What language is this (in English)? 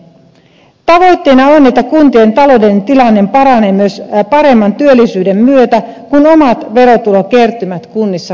Finnish